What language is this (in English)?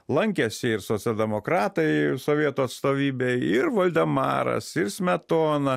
Lithuanian